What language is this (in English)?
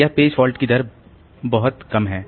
Hindi